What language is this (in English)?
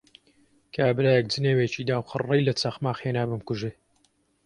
Central Kurdish